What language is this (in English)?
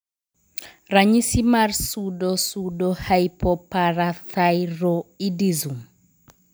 Luo (Kenya and Tanzania)